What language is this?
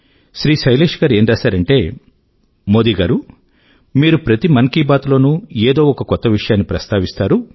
Telugu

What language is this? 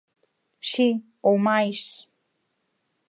Galician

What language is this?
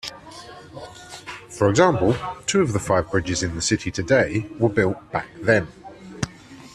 English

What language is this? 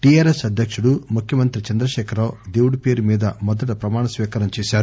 Telugu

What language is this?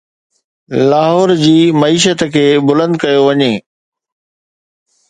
Sindhi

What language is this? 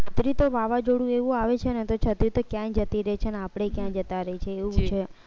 Gujarati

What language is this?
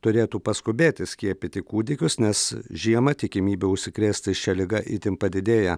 Lithuanian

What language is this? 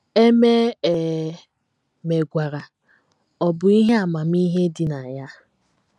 Igbo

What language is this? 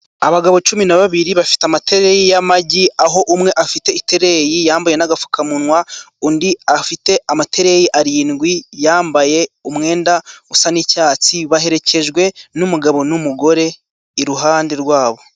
Kinyarwanda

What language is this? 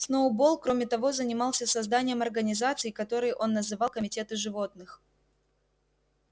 Russian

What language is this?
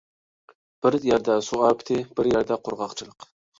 Uyghur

